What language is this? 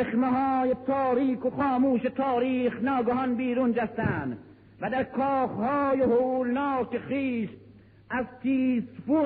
Persian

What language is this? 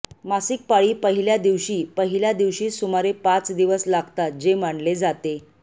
Marathi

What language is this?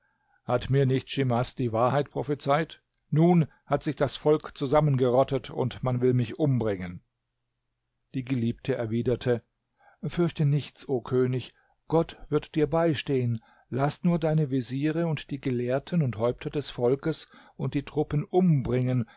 German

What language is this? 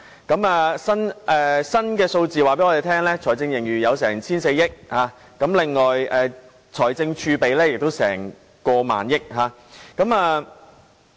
Cantonese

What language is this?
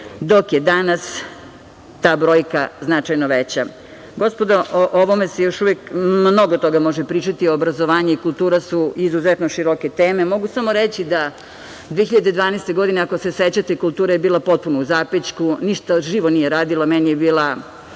Serbian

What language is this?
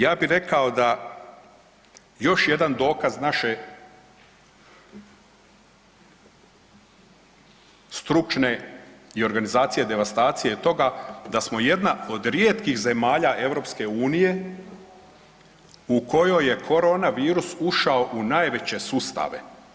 Croatian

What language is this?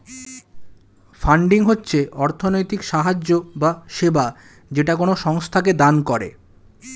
Bangla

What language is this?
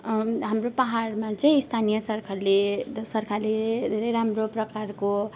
Nepali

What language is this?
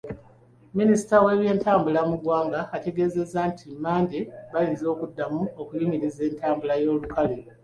Ganda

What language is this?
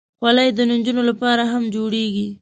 Pashto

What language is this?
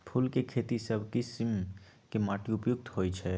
Magahi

